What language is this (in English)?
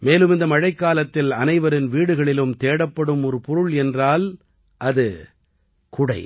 Tamil